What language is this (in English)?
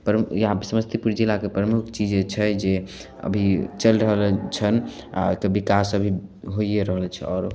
Maithili